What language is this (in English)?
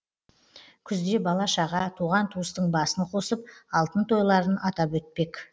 Kazakh